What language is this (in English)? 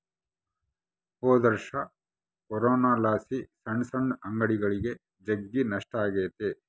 Kannada